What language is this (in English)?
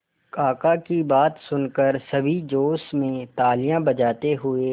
Hindi